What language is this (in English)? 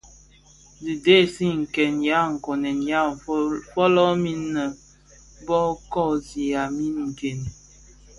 Bafia